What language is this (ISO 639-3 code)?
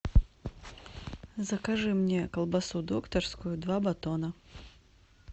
rus